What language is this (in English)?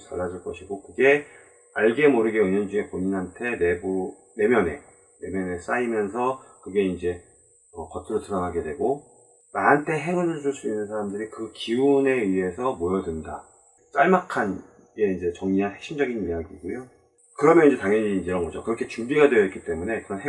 Korean